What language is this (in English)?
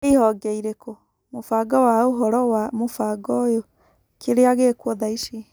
Kikuyu